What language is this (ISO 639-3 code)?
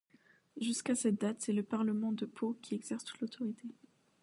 fra